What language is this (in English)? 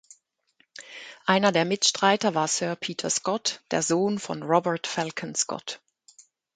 German